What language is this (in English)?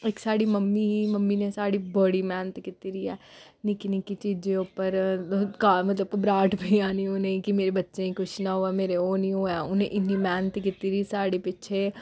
Dogri